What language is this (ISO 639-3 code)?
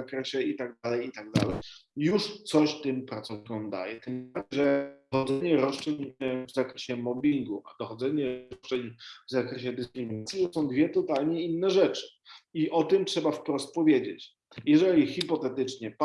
pol